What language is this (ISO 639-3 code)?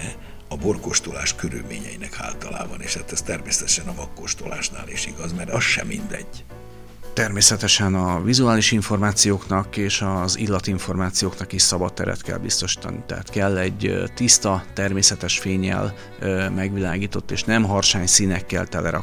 hun